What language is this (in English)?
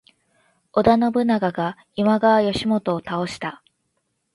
Japanese